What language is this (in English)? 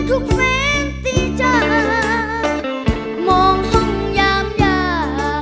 Thai